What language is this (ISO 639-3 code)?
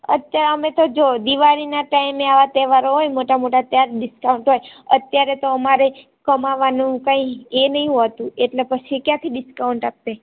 guj